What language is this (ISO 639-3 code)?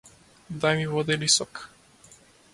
mkd